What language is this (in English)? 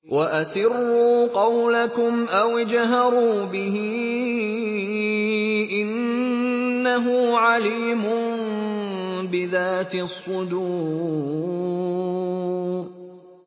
Arabic